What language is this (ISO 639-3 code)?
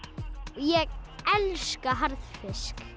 isl